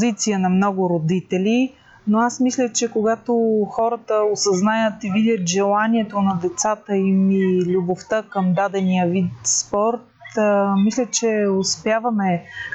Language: Bulgarian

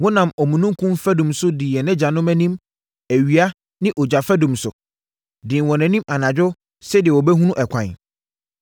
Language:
Akan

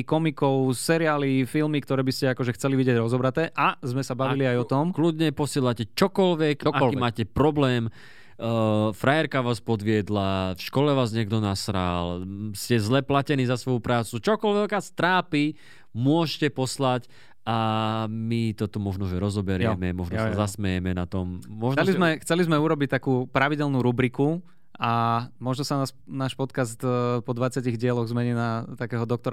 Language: Slovak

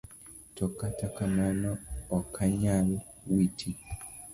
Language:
Luo (Kenya and Tanzania)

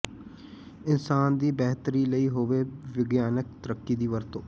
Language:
Punjabi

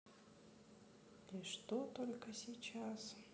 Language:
Russian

